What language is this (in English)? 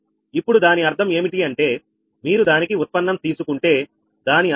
Telugu